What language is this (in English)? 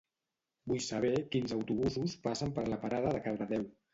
Catalan